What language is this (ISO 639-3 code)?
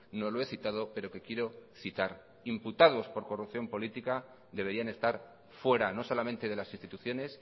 spa